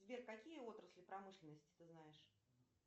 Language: Russian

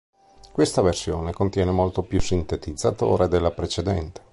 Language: Italian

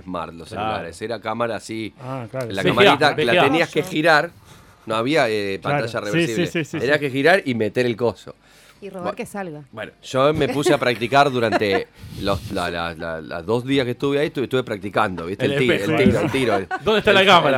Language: Spanish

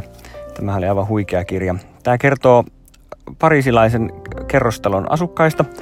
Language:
Finnish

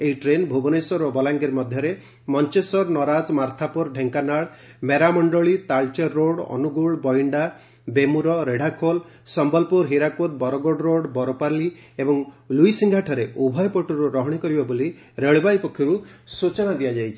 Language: Odia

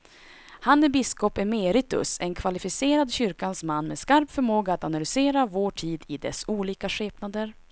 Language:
Swedish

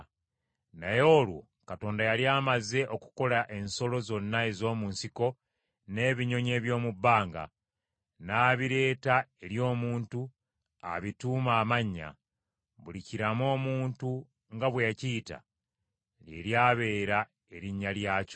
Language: Ganda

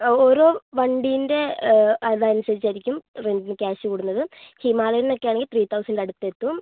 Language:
Malayalam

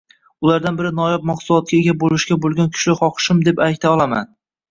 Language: Uzbek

